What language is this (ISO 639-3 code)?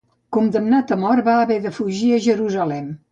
cat